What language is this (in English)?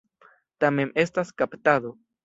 Esperanto